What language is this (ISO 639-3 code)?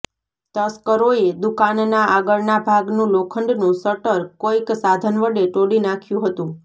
guj